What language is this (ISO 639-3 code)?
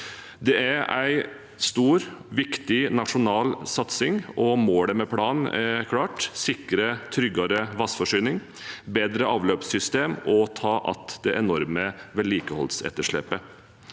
nor